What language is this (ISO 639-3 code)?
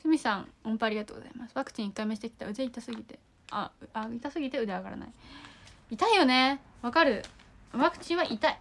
jpn